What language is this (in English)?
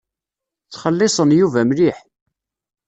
Kabyle